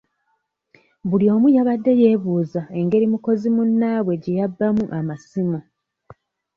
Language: Ganda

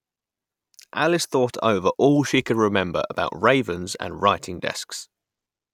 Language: English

